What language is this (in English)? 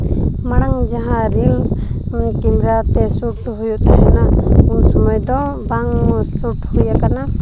Santali